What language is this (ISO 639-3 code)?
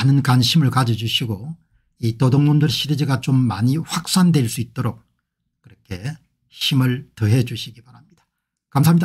kor